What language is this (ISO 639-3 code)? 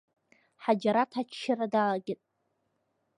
abk